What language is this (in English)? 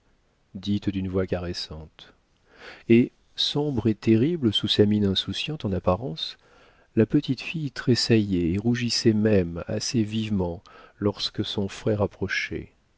French